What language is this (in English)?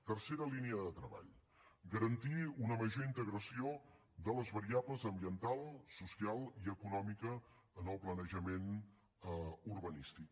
Catalan